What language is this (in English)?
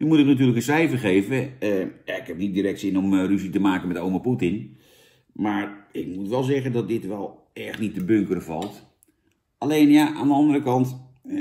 Dutch